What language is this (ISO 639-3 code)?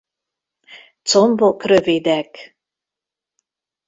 hun